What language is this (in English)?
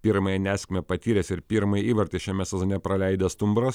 Lithuanian